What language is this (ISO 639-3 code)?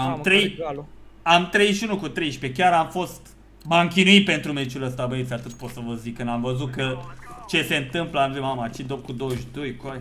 ron